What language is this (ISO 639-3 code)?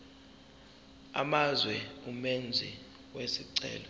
zul